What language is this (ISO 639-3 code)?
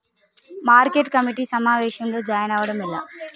tel